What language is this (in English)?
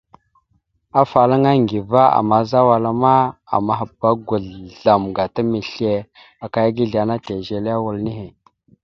Mada (Cameroon)